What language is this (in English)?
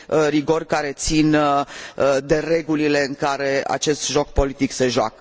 Romanian